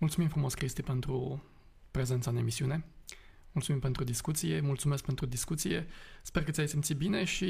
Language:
Romanian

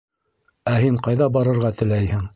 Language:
Bashkir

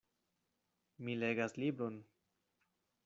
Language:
Esperanto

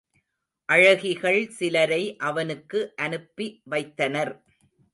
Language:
Tamil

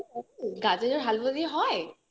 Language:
Bangla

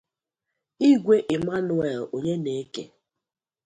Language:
Igbo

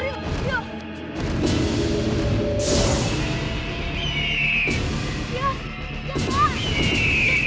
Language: Indonesian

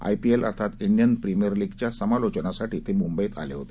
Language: Marathi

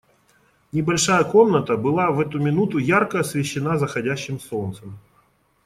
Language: Russian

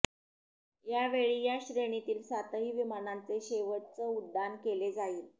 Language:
Marathi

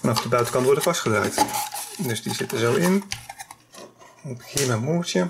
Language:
Dutch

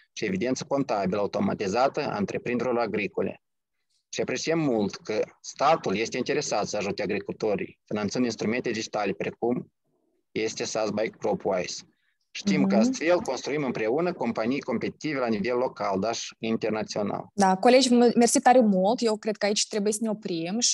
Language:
Romanian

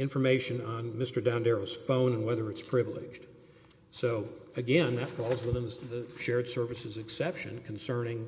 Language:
English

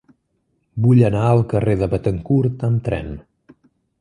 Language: Catalan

